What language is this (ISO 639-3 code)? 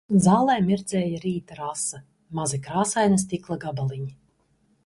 lav